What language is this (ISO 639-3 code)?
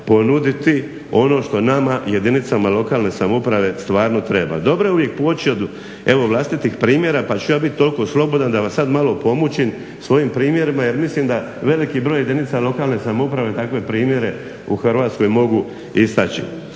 hrv